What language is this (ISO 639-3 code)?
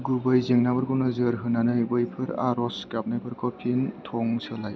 brx